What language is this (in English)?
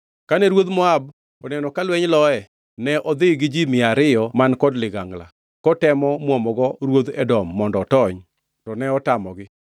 Luo (Kenya and Tanzania)